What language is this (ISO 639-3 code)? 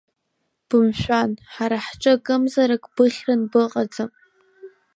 abk